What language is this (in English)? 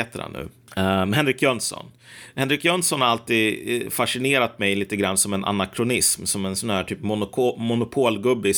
Swedish